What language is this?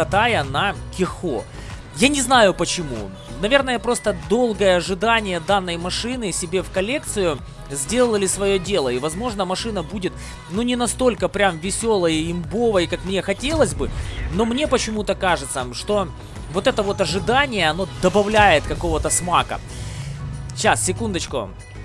Russian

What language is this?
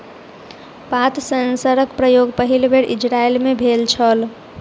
Maithili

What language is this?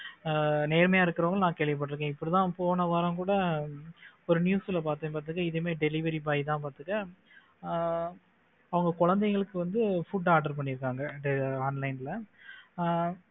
Tamil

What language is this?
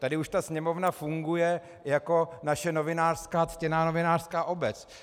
Czech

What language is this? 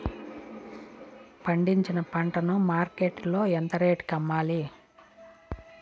Telugu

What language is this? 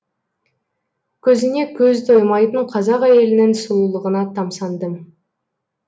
Kazakh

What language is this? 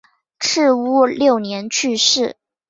Chinese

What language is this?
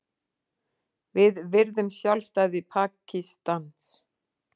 Icelandic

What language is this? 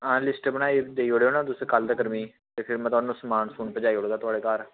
Dogri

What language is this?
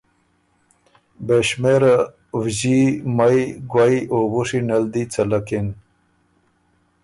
Ormuri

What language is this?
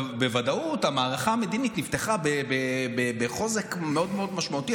Hebrew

